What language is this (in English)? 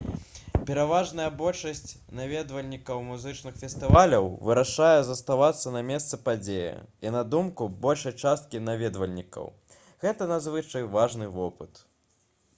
Belarusian